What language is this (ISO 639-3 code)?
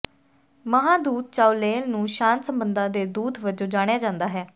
pan